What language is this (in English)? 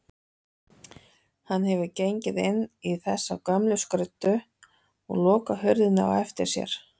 Icelandic